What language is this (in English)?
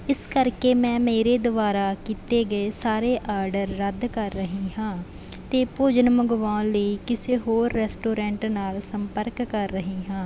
Punjabi